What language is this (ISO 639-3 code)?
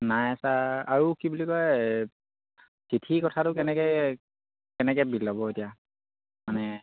asm